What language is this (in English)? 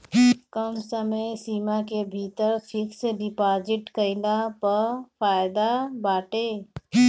Bhojpuri